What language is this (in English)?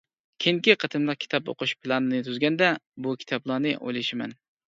Uyghur